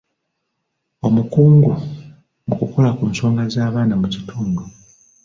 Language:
Ganda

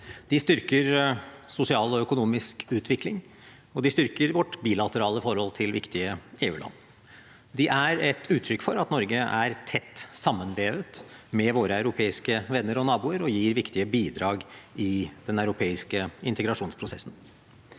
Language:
Norwegian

